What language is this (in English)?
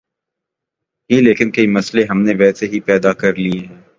Urdu